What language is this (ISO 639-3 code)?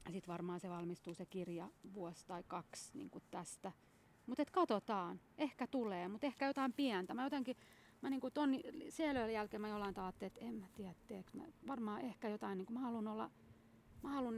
fin